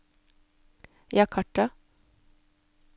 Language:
Norwegian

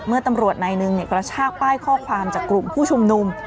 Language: Thai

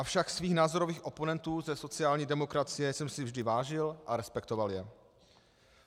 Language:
Czech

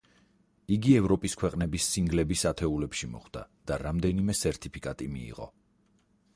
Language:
Georgian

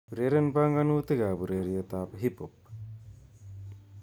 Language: Kalenjin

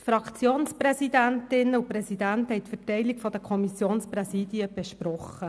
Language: Swiss German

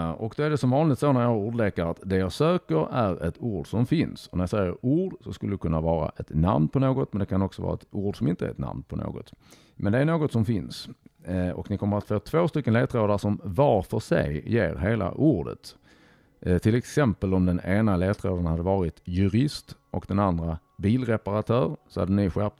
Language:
Swedish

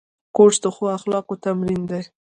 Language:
Pashto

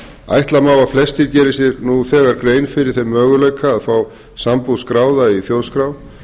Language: Icelandic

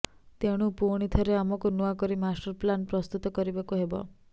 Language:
Odia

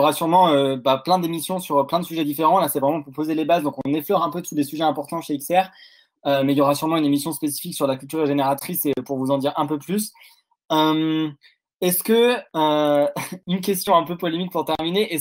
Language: French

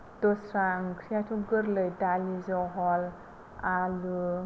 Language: Bodo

